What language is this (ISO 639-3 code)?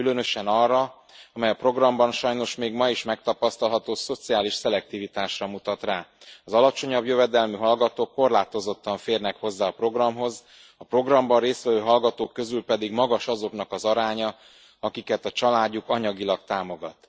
hun